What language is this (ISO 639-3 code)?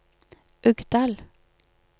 nor